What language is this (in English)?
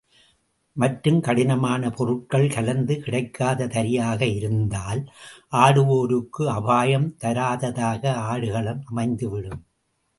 Tamil